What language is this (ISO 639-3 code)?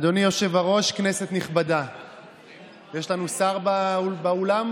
heb